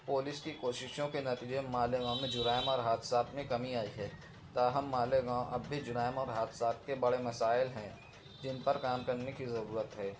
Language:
Urdu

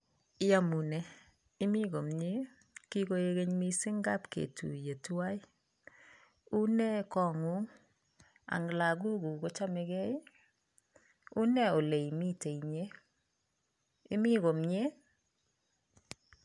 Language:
Kalenjin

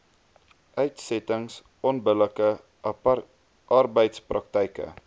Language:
Afrikaans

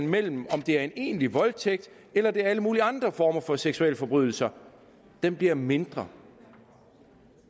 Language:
Danish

